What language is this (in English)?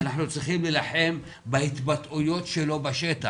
Hebrew